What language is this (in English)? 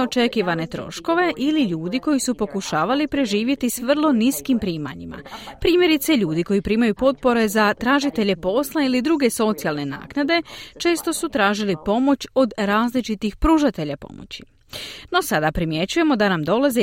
Croatian